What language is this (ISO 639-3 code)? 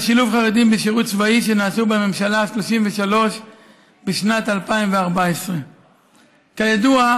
heb